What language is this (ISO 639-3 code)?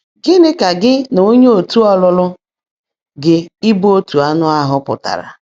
ibo